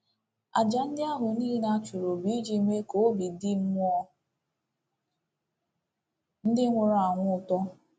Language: Igbo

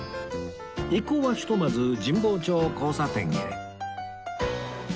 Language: Japanese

